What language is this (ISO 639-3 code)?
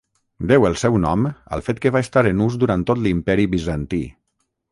cat